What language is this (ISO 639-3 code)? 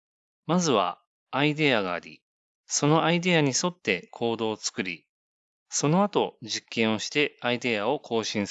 jpn